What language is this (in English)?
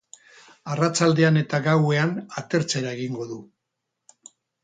Basque